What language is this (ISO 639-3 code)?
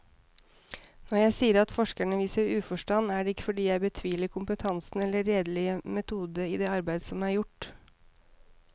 nor